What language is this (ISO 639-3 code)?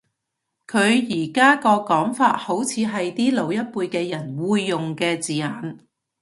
yue